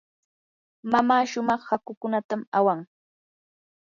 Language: Yanahuanca Pasco Quechua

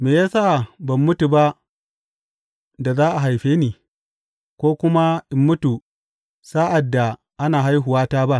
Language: Hausa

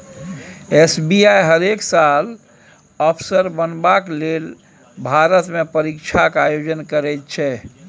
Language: Maithili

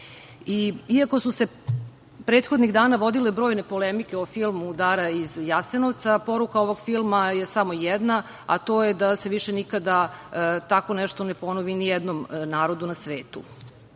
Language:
Serbian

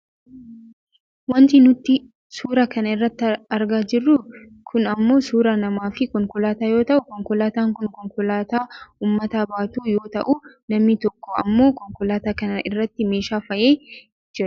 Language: Oromo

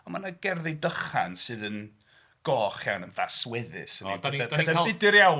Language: Welsh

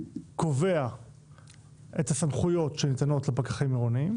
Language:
Hebrew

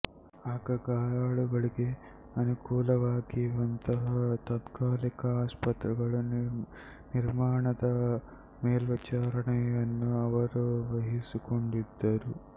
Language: Kannada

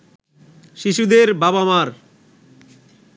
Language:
Bangla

